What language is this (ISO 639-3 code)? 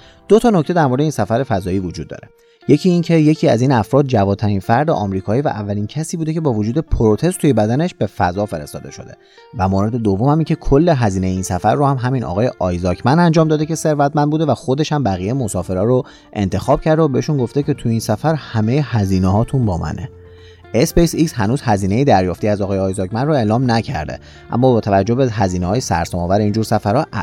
fas